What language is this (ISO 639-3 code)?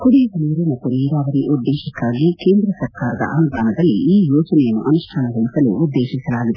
kan